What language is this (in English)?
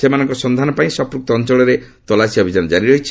Odia